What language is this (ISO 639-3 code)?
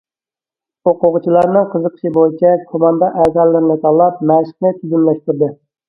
uig